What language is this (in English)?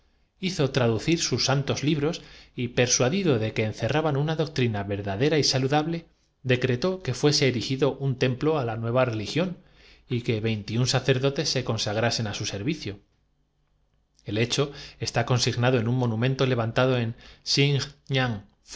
Spanish